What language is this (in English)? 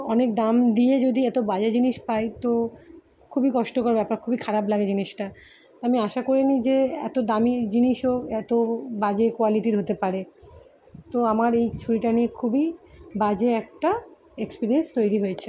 Bangla